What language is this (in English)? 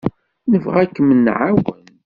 Kabyle